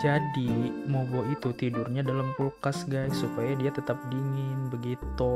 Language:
Indonesian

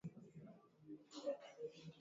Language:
Swahili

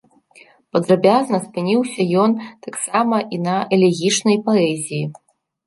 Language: Belarusian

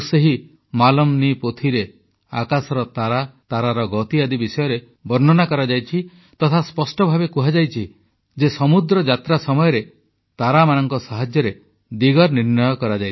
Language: Odia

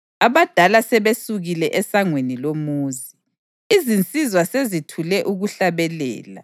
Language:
North Ndebele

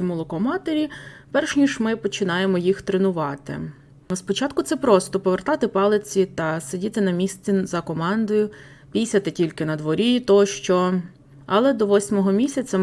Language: Ukrainian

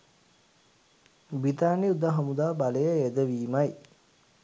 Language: Sinhala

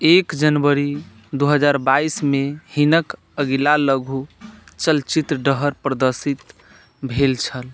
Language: Maithili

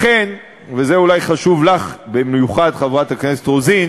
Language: Hebrew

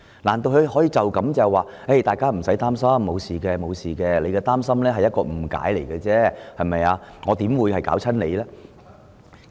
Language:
Cantonese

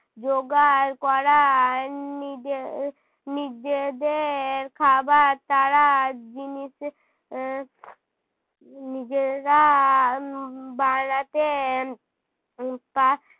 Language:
Bangla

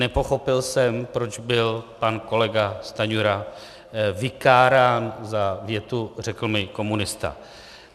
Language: Czech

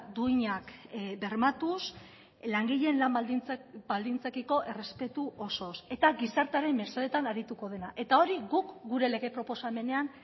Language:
Basque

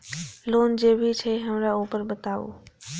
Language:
Maithili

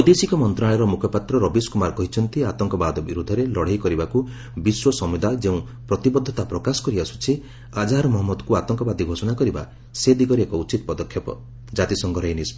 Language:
Odia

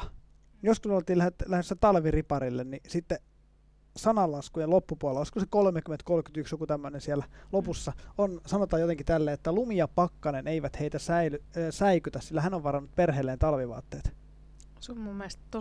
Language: Finnish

